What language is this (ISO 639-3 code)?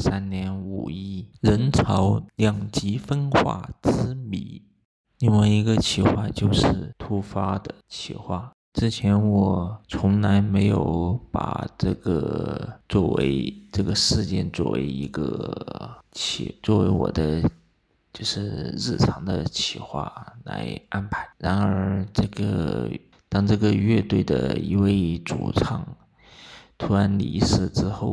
zho